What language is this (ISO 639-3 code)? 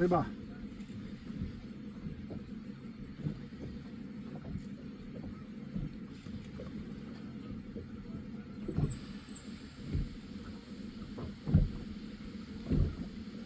pol